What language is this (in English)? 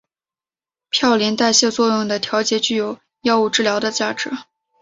Chinese